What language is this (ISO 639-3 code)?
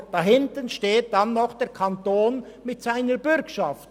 gsw